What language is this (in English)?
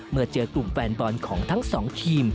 Thai